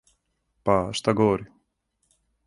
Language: Serbian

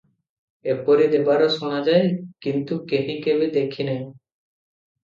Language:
Odia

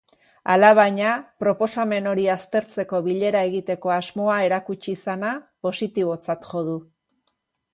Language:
Basque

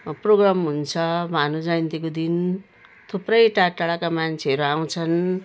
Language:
Nepali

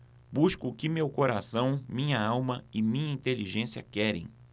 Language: Portuguese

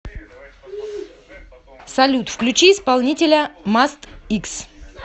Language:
Russian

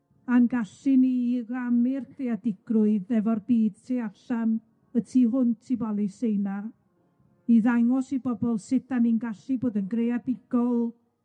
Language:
Welsh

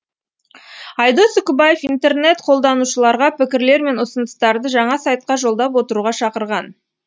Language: Kazakh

